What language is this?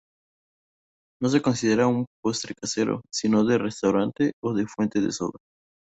Spanish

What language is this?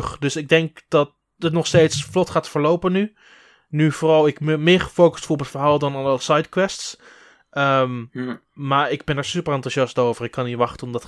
Dutch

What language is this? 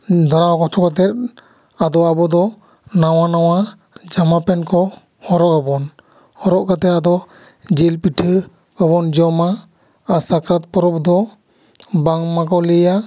Santali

